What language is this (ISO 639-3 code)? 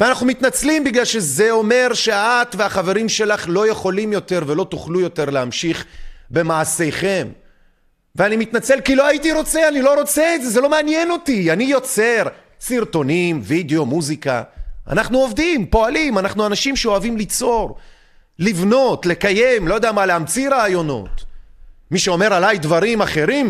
heb